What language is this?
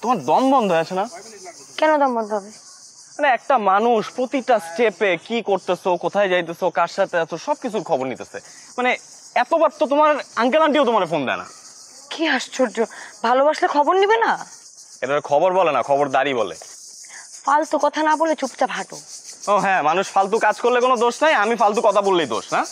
Bangla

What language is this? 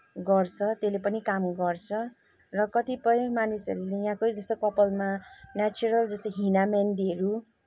Nepali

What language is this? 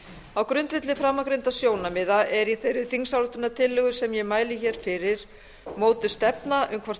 Icelandic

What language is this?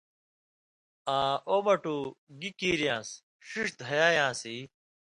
Indus Kohistani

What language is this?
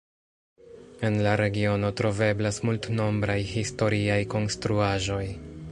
Esperanto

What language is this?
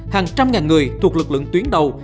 Vietnamese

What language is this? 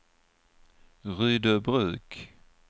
Swedish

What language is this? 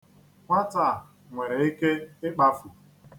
Igbo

